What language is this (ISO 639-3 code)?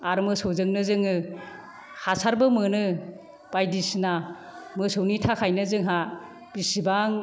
brx